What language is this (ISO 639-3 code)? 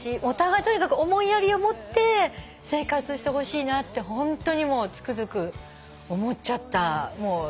jpn